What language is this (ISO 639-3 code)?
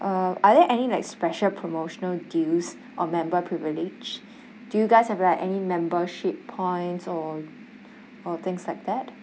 eng